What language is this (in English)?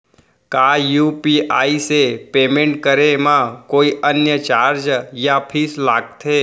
Chhattisgarhi